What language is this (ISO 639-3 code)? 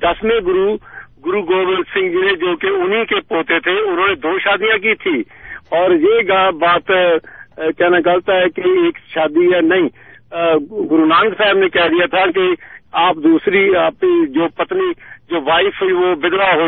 urd